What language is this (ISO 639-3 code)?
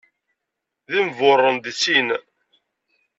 kab